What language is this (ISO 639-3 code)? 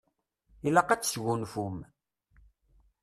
kab